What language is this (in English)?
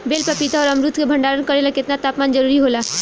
Bhojpuri